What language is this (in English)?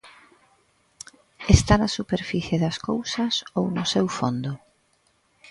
Galician